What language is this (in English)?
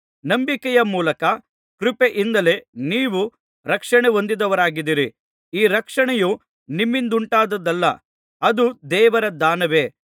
Kannada